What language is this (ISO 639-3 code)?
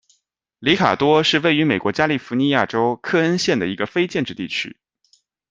zho